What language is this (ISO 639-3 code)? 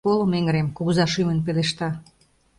chm